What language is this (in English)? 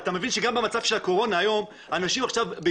Hebrew